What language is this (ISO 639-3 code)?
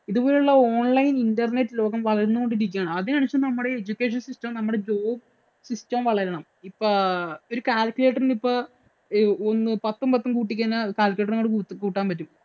mal